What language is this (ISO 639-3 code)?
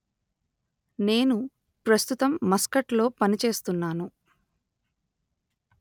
tel